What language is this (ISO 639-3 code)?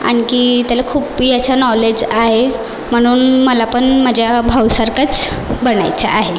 mar